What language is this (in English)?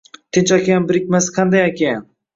Uzbek